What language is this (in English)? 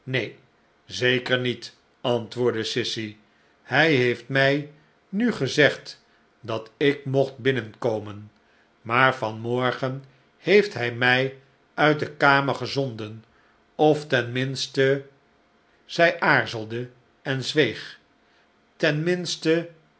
Dutch